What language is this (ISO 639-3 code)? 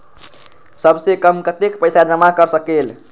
mag